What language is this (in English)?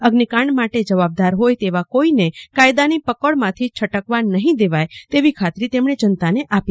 Gujarati